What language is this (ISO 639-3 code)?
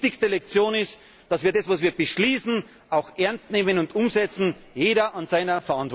deu